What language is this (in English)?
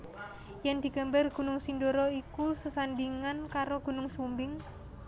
Javanese